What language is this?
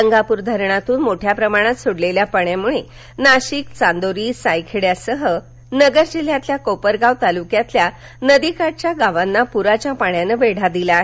Marathi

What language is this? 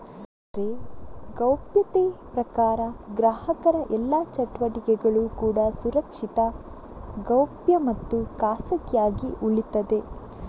Kannada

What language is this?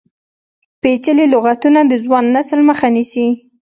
Pashto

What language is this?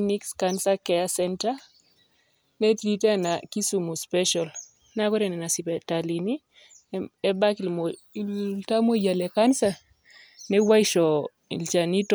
Masai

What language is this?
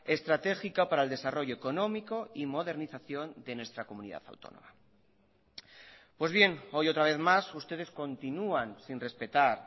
Spanish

